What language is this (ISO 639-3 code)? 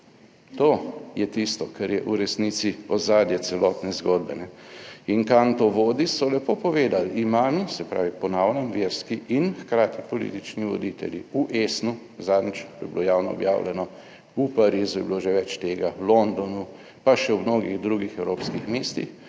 slv